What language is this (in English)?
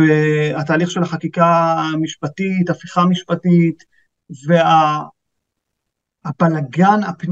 Hebrew